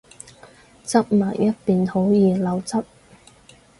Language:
Cantonese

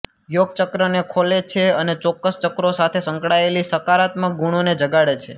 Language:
Gujarati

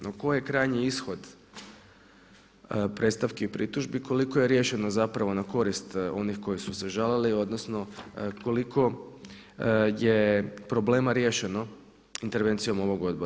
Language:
Croatian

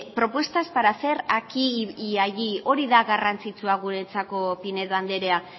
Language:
Basque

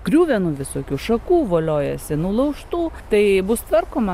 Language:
Lithuanian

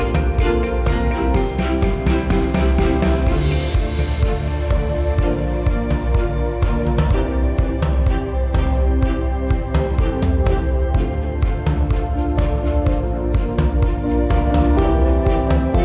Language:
Vietnamese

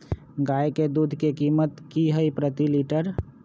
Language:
Magahi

